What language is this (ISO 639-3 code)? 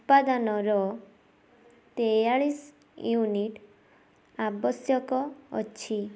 ori